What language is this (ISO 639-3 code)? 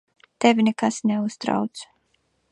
lav